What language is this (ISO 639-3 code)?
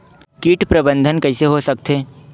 hne